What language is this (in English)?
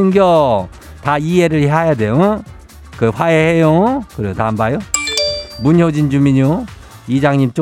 Korean